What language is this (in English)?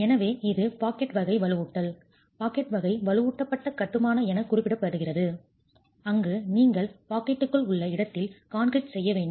Tamil